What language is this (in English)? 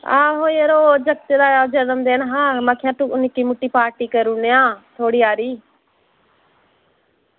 Dogri